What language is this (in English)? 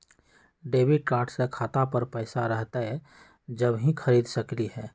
Magahi